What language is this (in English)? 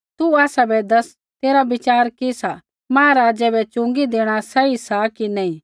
Kullu Pahari